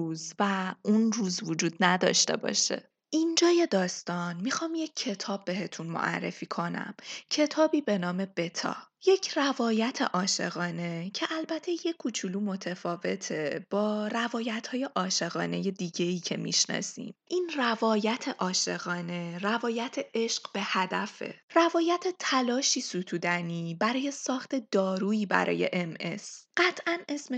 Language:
Persian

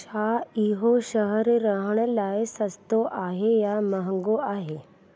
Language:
Sindhi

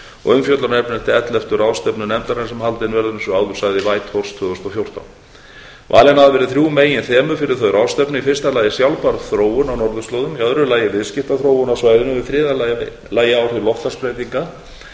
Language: Icelandic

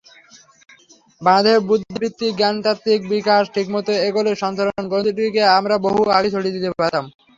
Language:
Bangla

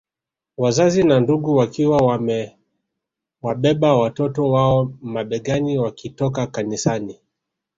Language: Swahili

